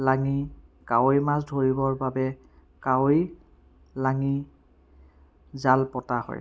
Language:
Assamese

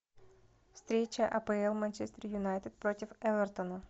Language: Russian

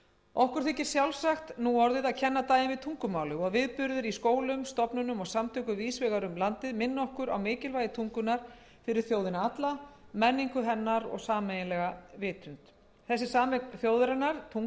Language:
Icelandic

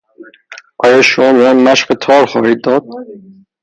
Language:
Persian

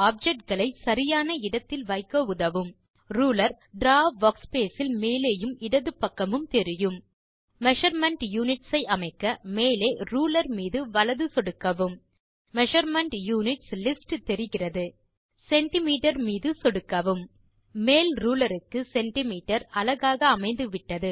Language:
Tamil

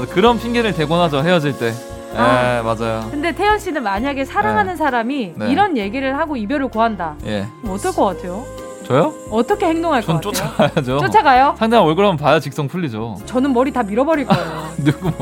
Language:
Korean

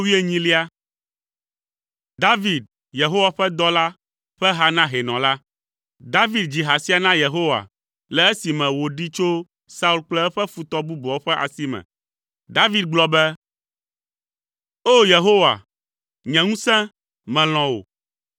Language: Ewe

